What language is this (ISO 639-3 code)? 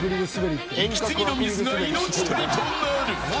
jpn